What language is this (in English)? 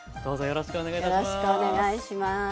Japanese